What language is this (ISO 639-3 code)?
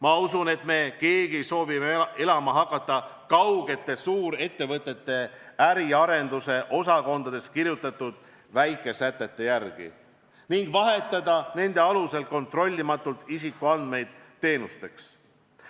est